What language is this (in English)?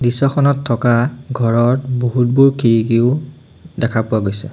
Assamese